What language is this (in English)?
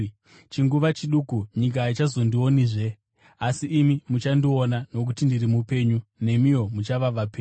Shona